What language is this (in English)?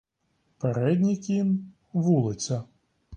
Ukrainian